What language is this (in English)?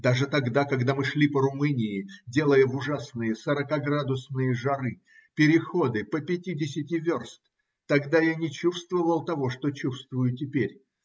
Russian